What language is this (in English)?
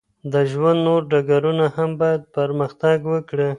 Pashto